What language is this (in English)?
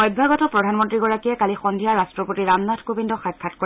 Assamese